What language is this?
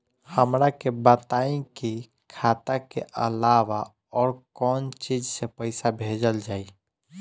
Bhojpuri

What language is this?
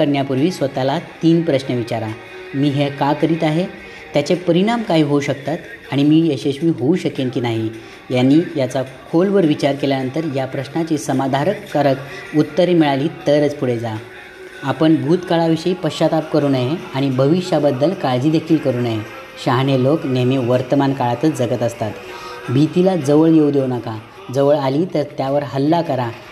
Marathi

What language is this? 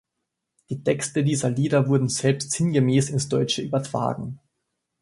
German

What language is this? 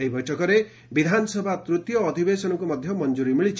Odia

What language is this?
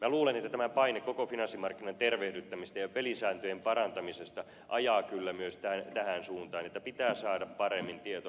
Finnish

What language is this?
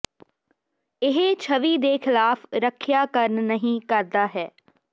Punjabi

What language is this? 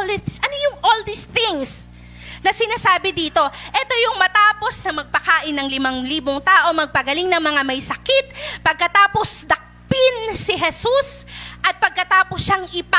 Filipino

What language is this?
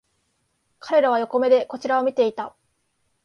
Japanese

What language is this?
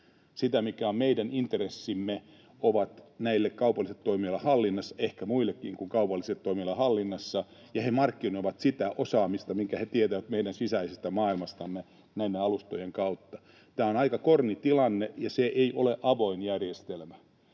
Finnish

